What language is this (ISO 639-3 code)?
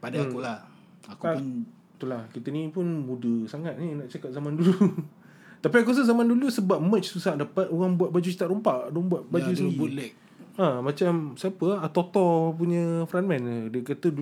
msa